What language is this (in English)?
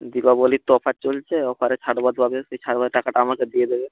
Bangla